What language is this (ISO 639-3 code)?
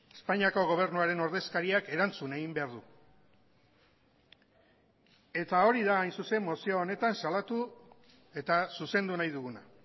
eus